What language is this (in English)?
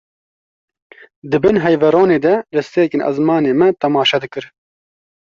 Kurdish